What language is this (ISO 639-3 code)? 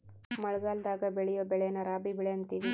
kan